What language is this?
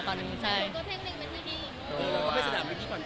Thai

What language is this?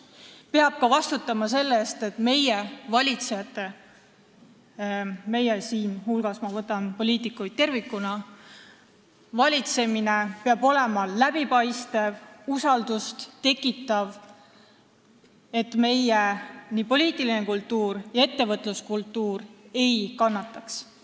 Estonian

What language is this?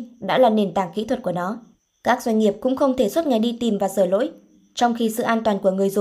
Vietnamese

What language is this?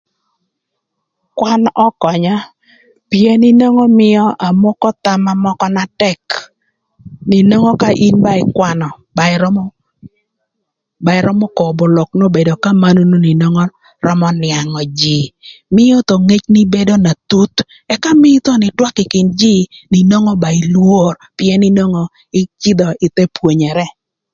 Thur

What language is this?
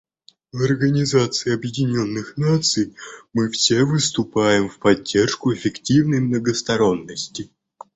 Russian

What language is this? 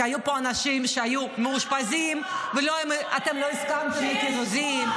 Hebrew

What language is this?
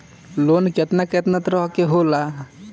Bhojpuri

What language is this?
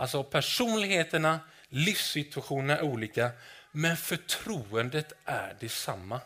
Swedish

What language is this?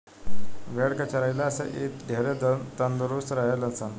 Bhojpuri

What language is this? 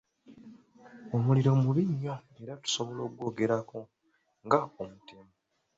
Ganda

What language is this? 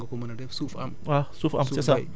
Wolof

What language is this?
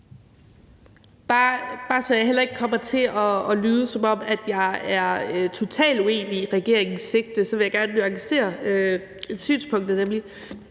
Danish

